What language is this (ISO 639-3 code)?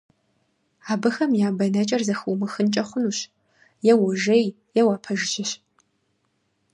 kbd